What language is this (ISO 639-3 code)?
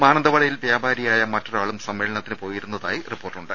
mal